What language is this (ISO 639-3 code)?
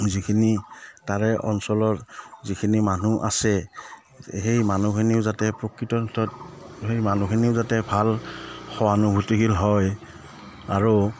asm